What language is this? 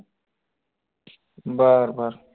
Marathi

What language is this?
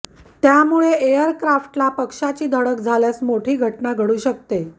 Marathi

